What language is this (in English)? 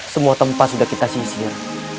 Indonesian